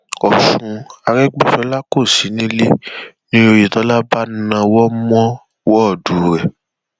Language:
Yoruba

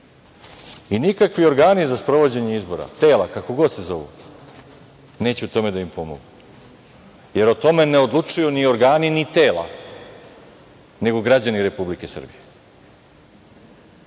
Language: Serbian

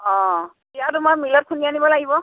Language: Assamese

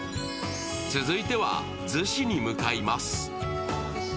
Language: Japanese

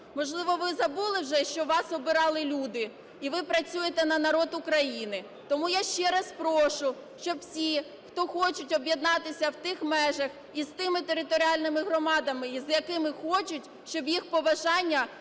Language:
Ukrainian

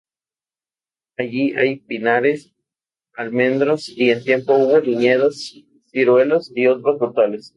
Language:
Spanish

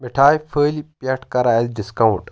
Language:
Kashmiri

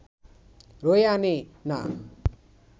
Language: Bangla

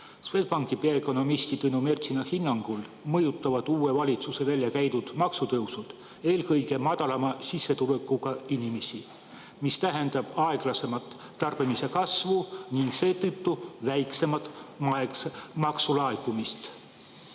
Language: Estonian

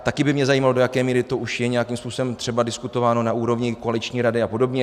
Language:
Czech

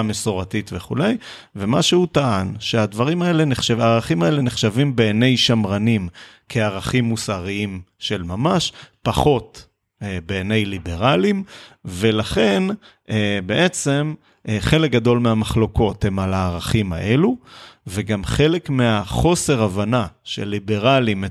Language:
Hebrew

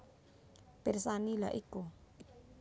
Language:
Javanese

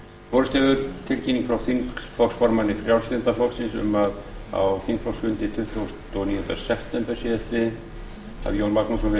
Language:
Icelandic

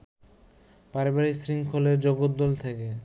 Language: Bangla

